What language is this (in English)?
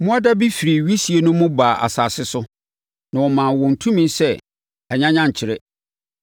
Akan